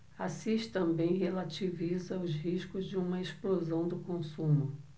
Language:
Portuguese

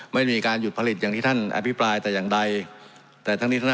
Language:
Thai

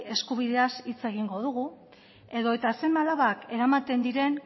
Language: Basque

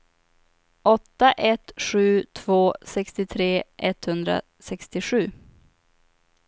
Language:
Swedish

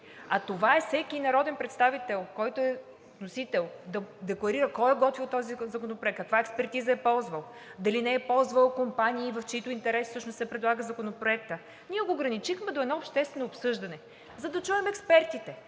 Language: Bulgarian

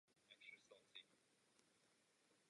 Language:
Czech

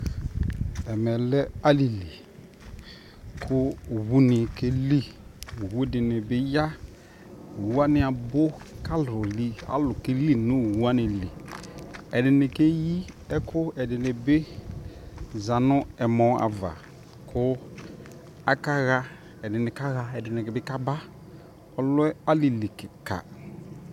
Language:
Ikposo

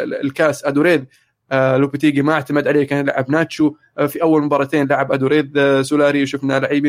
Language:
Arabic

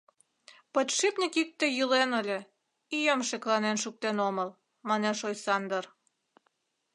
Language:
Mari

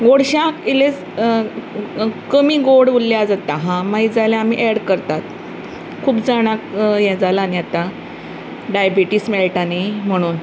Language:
Konkani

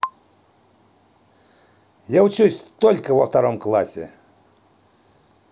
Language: Russian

